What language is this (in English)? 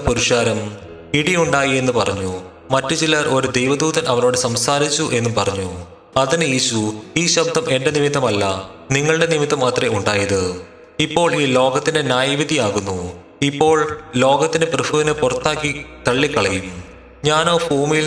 Malayalam